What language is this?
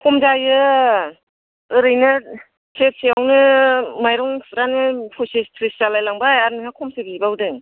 Bodo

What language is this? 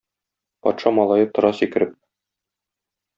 Tatar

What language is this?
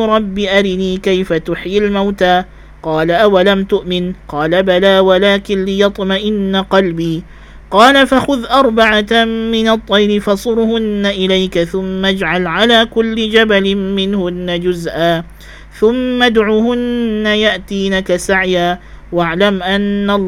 Malay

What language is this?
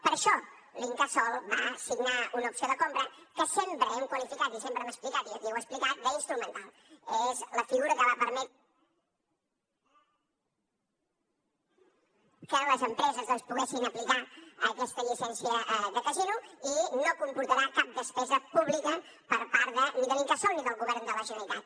Catalan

